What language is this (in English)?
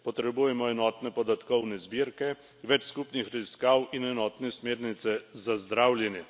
Slovenian